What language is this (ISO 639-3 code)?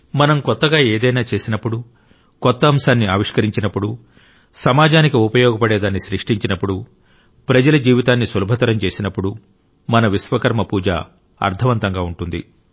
tel